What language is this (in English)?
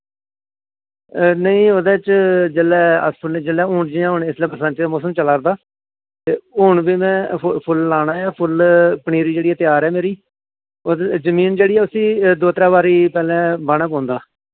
Dogri